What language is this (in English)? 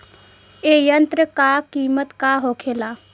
Bhojpuri